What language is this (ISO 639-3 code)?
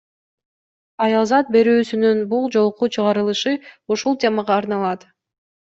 kir